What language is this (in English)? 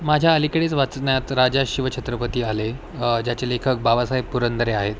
Marathi